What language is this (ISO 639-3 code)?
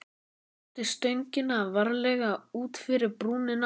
isl